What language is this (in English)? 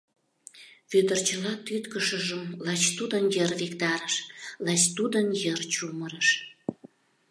Mari